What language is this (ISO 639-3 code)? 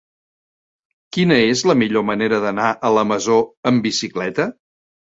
cat